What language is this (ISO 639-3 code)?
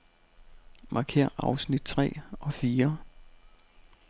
dan